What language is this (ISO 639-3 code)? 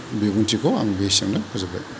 brx